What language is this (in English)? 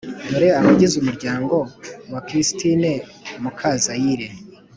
Kinyarwanda